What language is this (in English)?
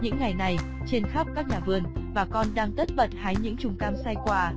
Vietnamese